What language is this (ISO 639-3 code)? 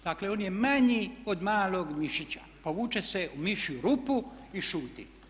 hrv